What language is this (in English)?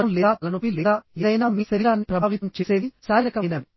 Telugu